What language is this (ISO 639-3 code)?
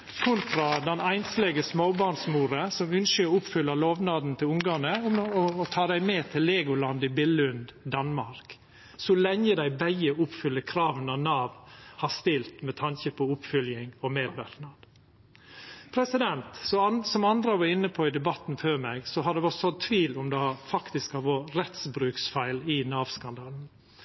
nno